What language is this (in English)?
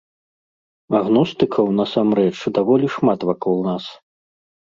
Belarusian